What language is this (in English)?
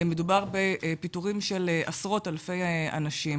Hebrew